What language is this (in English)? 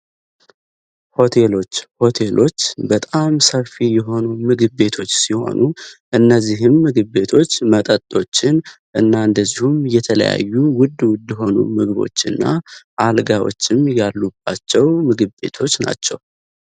Amharic